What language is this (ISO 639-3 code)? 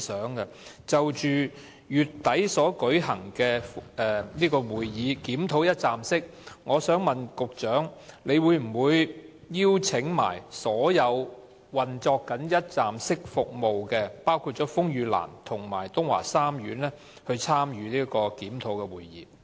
yue